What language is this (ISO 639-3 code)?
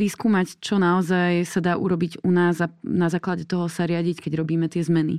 slk